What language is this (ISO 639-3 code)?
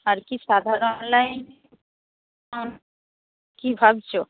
ben